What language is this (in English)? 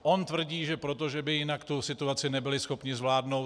Czech